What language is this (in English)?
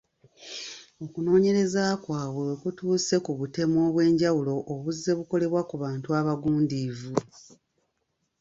Ganda